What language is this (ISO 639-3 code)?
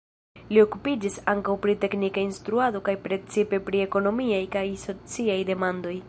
epo